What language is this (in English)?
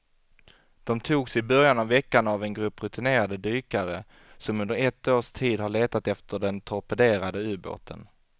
Swedish